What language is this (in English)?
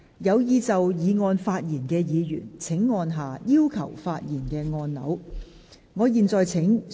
Cantonese